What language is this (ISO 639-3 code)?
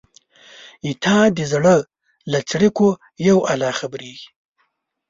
pus